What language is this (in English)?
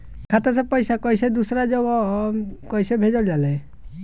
Bhojpuri